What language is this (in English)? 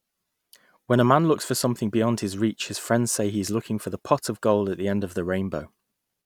English